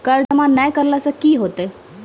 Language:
Maithili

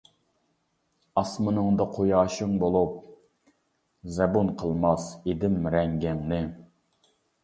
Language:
Uyghur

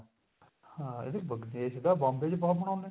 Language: Punjabi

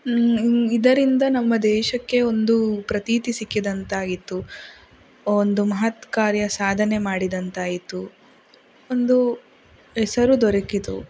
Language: Kannada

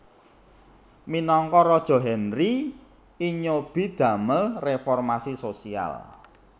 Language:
Javanese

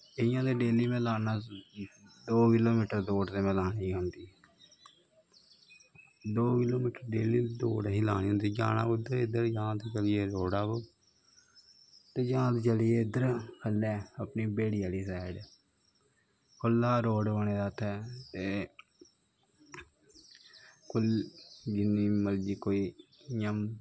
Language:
Dogri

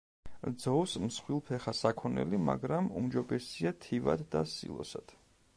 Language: Georgian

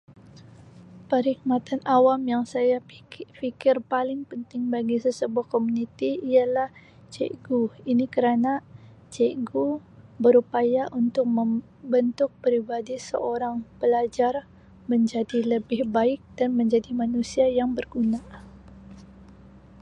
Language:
Sabah Malay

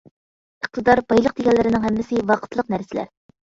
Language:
Uyghur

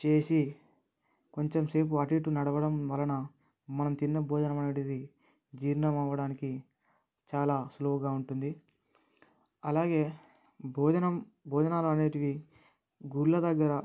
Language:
Telugu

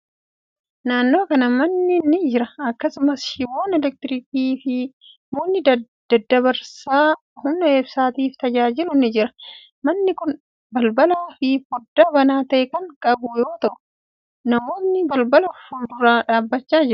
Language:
Oromo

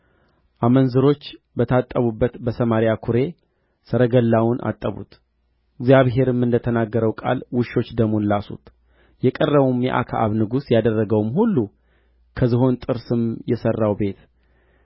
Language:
Amharic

